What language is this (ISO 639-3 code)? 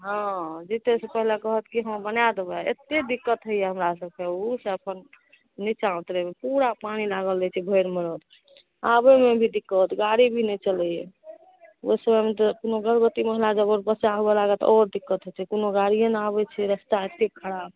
mai